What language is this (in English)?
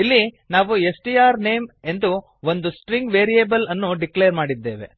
Kannada